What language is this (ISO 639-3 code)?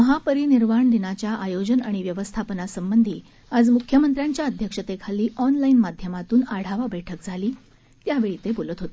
mar